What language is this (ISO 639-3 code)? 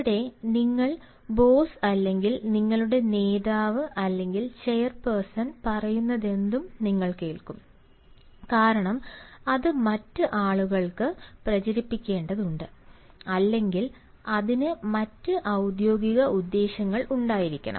mal